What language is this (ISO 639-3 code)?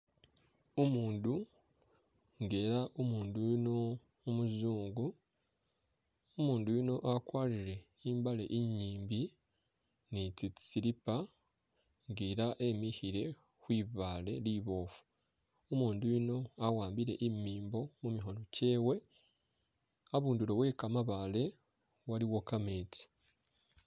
myx